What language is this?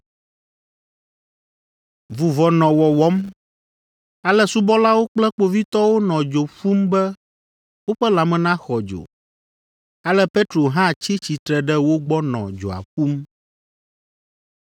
Ewe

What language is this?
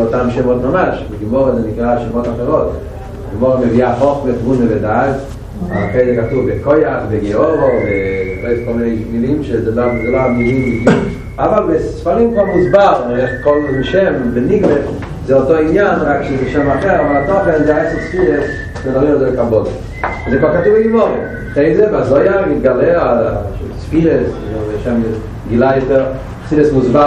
Hebrew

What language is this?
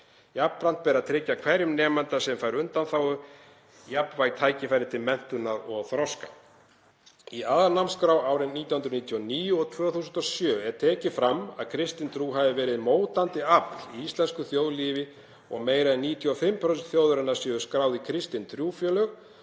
Icelandic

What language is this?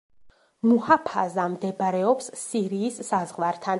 Georgian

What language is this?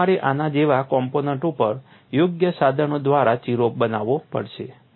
Gujarati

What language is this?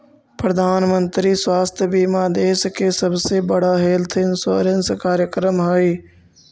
Magahi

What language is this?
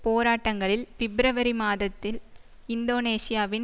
Tamil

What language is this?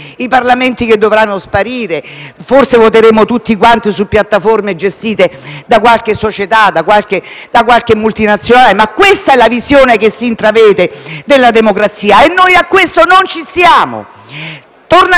Italian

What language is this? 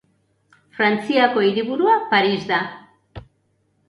Basque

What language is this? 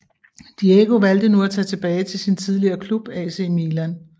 Danish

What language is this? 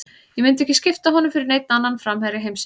Icelandic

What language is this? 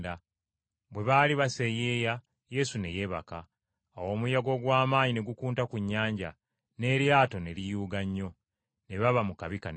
Ganda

